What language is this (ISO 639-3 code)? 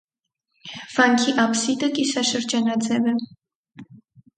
hye